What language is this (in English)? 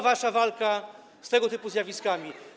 Polish